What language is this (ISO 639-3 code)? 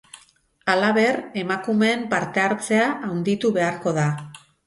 eus